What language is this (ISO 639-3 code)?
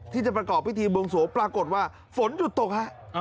tha